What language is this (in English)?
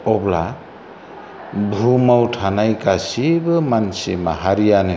Bodo